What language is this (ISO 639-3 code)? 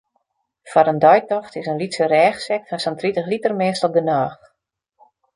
fry